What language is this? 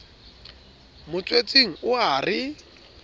Southern Sotho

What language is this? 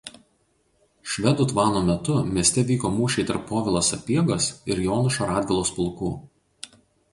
Lithuanian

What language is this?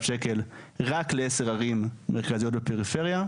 Hebrew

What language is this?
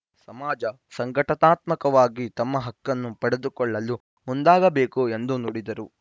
Kannada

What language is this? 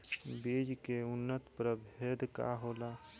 Bhojpuri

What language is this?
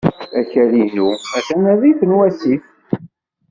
Kabyle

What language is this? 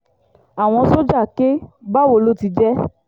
Yoruba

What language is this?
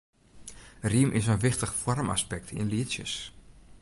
Western Frisian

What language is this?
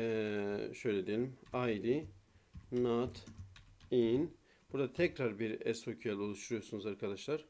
Turkish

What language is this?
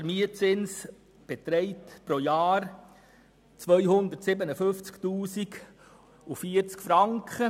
Swiss German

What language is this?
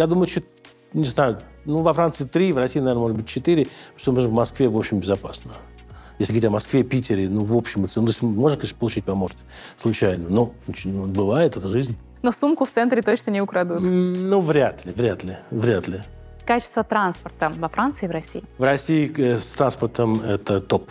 Russian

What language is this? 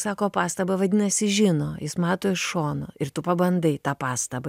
Lithuanian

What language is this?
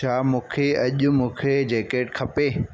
Sindhi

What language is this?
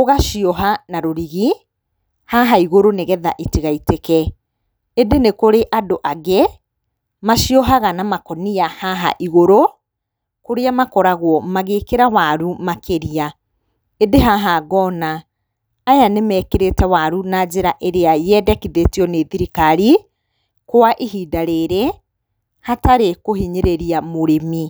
Kikuyu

